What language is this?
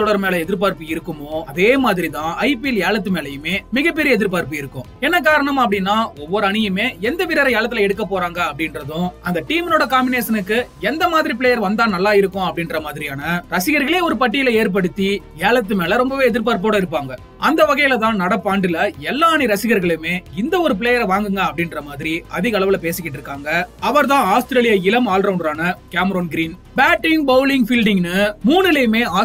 Turkish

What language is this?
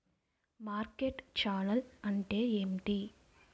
Telugu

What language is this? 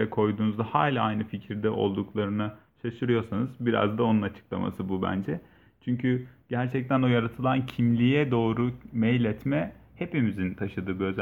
Turkish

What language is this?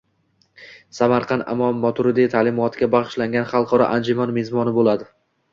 Uzbek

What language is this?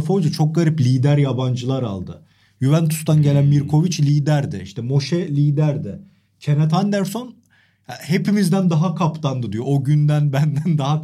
Turkish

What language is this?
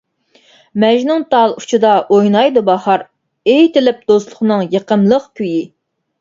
Uyghur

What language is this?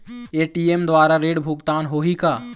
Chhattisgarhi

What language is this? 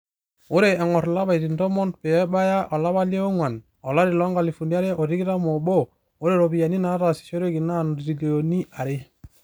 Masai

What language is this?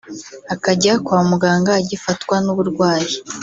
Kinyarwanda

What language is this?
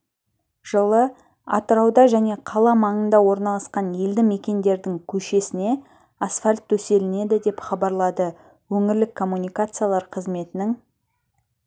Kazakh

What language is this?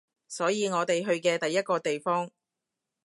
Cantonese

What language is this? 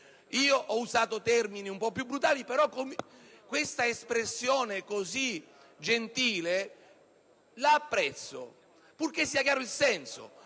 Italian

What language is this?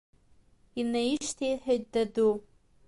Abkhazian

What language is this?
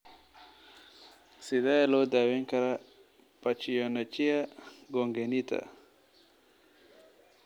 Somali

